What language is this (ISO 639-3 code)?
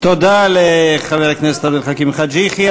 heb